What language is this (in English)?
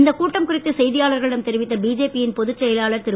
Tamil